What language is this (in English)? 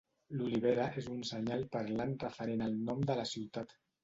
Catalan